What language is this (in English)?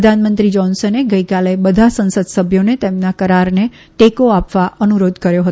Gujarati